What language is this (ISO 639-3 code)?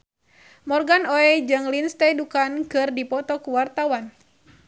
sun